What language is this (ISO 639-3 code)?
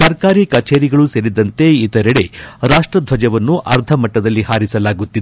kan